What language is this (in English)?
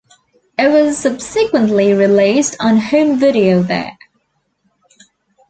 English